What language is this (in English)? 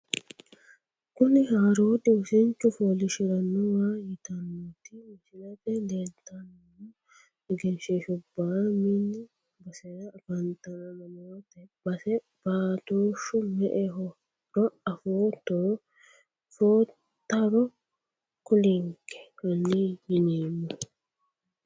Sidamo